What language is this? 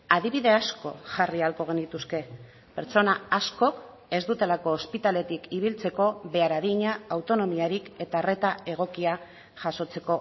Basque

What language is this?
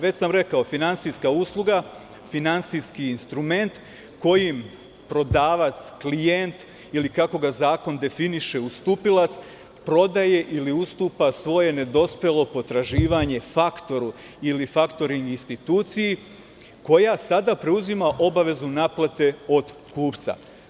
Serbian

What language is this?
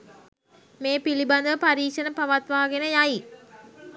Sinhala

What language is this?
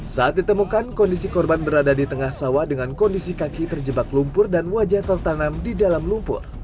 Indonesian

